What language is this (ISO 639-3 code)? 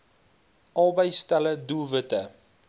afr